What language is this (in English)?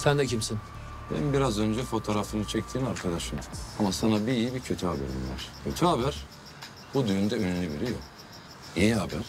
Turkish